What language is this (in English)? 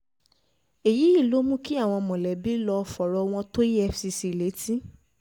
Yoruba